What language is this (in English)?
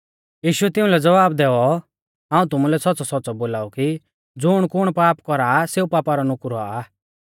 Mahasu Pahari